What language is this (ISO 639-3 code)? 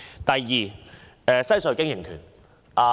yue